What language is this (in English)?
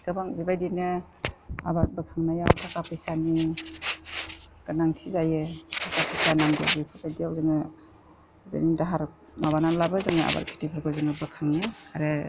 Bodo